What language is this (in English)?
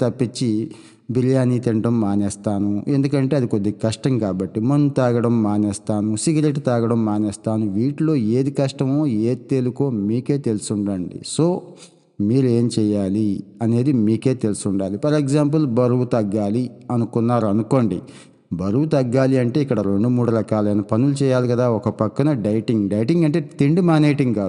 Telugu